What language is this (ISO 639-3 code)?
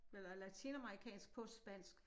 dan